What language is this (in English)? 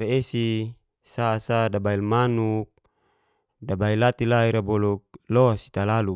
Geser-Gorom